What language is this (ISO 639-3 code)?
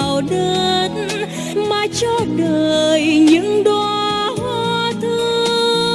vie